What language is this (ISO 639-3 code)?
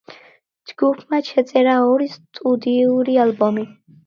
kat